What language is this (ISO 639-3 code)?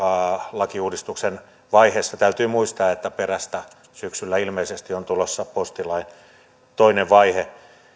fin